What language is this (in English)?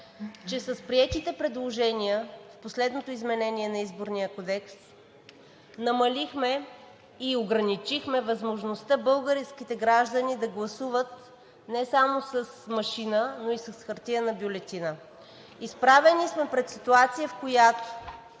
Bulgarian